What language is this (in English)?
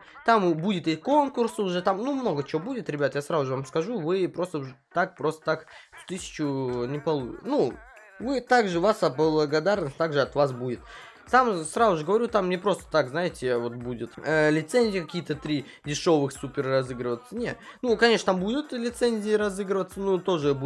Russian